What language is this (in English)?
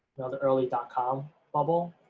English